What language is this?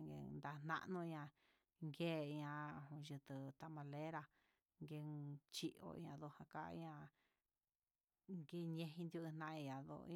Huitepec Mixtec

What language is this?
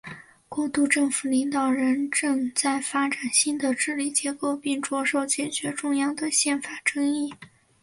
Chinese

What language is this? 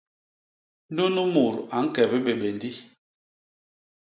Basaa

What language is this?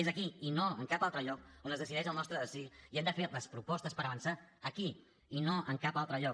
Catalan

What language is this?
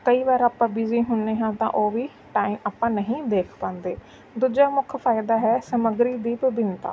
Punjabi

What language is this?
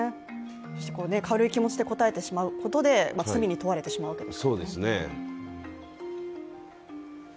Japanese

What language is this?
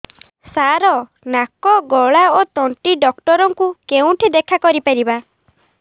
Odia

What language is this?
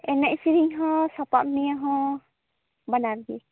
Santali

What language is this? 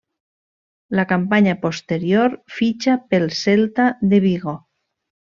Catalan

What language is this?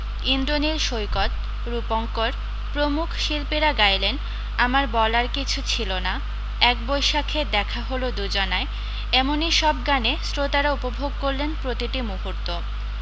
Bangla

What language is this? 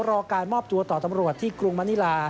Thai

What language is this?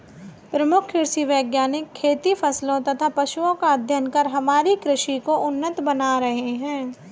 Hindi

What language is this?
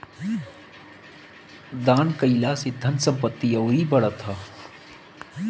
Bhojpuri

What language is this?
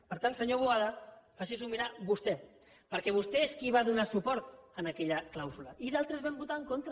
Catalan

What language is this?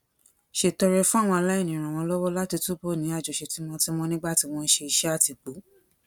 Yoruba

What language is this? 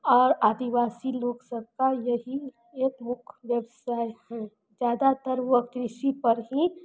Maithili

